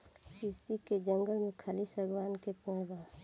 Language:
Bhojpuri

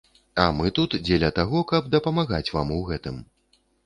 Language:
Belarusian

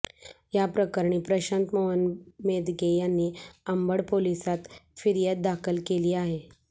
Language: Marathi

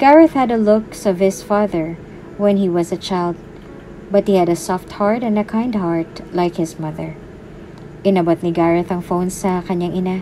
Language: Filipino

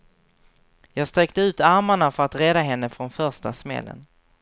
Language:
Swedish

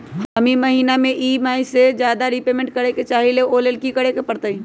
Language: Magahi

